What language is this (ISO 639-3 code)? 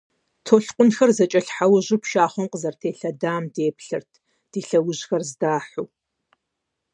kbd